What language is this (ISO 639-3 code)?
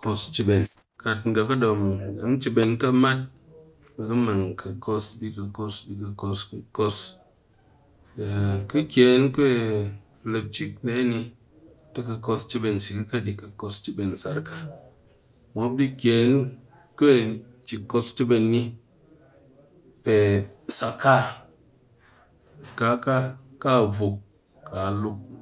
cky